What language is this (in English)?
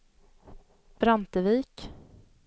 Swedish